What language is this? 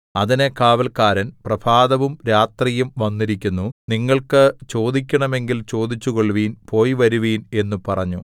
Malayalam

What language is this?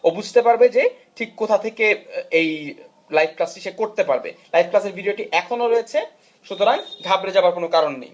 Bangla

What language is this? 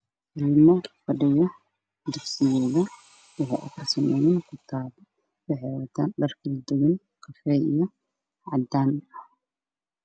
Somali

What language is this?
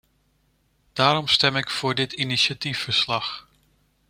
Dutch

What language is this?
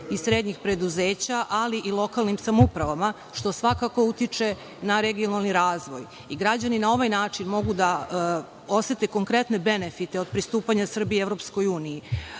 Serbian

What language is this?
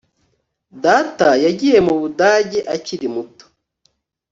Kinyarwanda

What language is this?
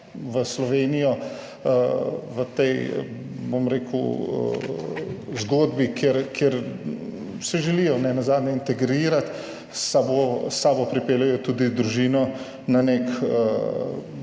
Slovenian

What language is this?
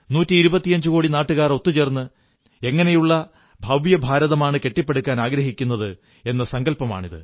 Malayalam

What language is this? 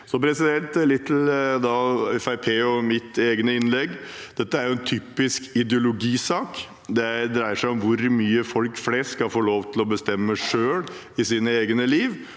Norwegian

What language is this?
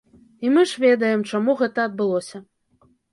Belarusian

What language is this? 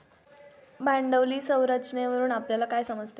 Marathi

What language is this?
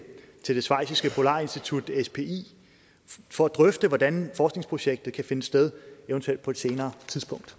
Danish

